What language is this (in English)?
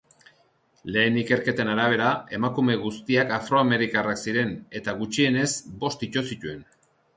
Basque